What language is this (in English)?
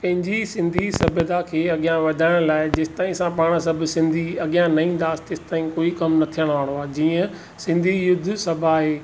Sindhi